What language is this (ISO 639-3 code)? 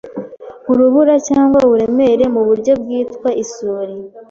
kin